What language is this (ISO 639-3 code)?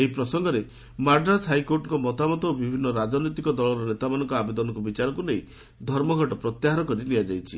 ori